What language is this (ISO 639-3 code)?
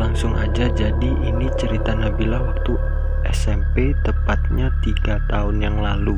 ind